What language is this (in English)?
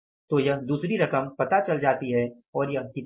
Hindi